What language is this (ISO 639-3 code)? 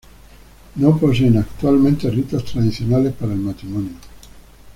spa